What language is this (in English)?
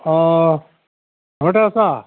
Assamese